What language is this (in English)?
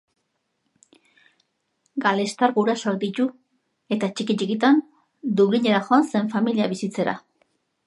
Basque